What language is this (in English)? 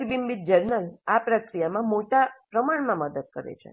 Gujarati